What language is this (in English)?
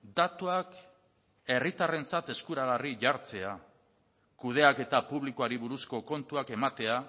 Basque